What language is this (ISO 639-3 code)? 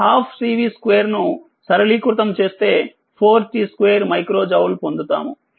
tel